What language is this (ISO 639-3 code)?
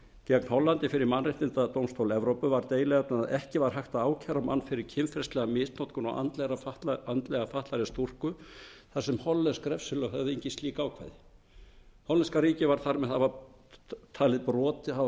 isl